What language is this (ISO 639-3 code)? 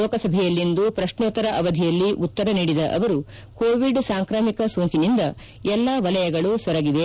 kan